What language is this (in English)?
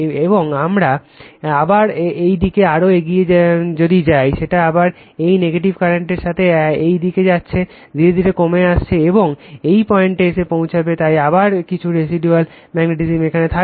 Bangla